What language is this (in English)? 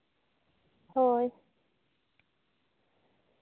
Santali